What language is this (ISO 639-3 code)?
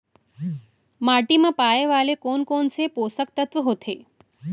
hne